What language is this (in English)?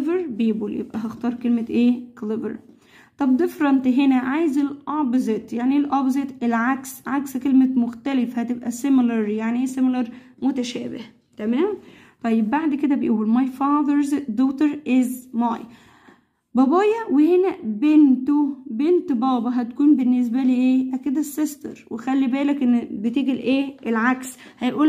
Arabic